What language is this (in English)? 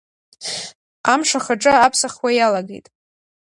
Abkhazian